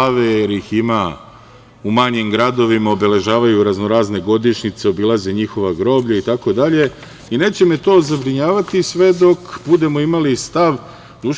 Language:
Serbian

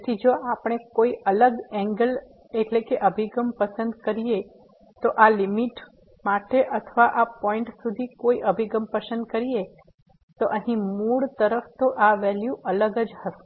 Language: Gujarati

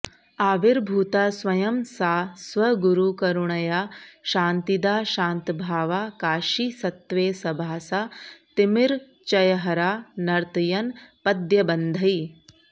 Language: Sanskrit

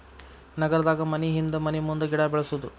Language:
Kannada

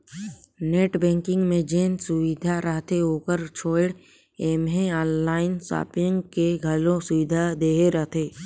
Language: Chhattisgarhi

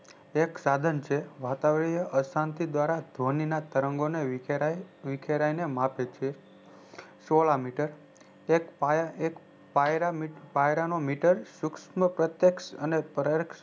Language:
Gujarati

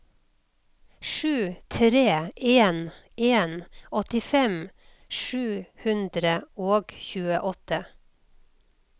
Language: Norwegian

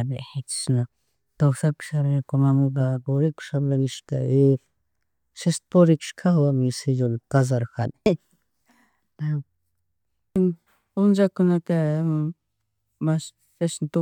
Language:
Chimborazo Highland Quichua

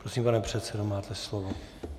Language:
Czech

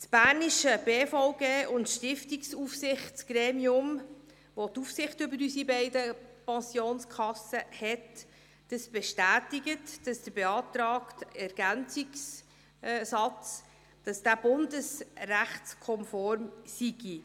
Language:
Swiss German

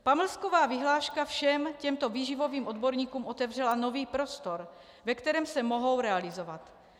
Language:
Czech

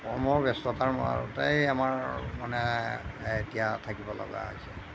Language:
Assamese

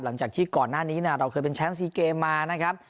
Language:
Thai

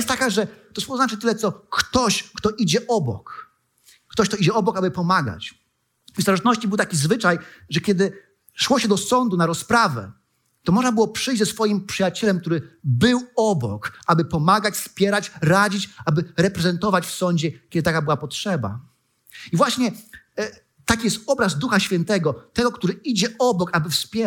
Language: Polish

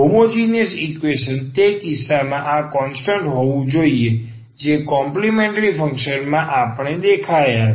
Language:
Gujarati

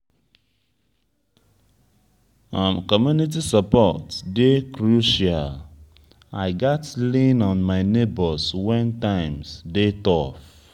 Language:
Nigerian Pidgin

